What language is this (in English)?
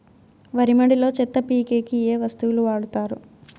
Telugu